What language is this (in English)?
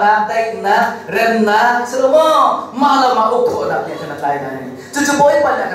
Korean